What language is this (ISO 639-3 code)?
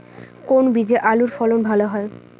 ben